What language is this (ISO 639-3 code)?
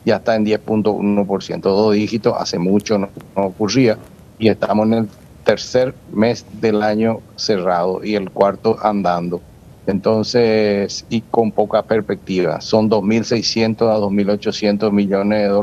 spa